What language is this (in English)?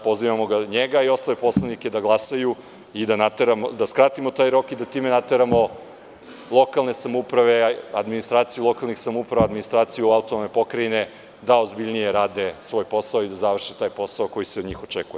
Serbian